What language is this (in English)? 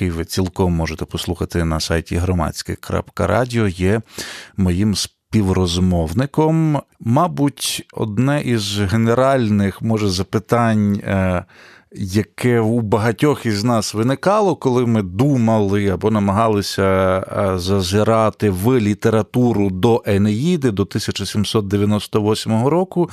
Ukrainian